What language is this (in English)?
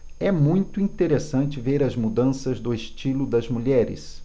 Portuguese